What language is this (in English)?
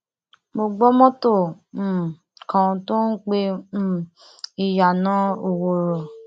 Yoruba